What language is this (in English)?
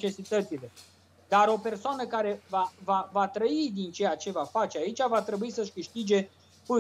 Romanian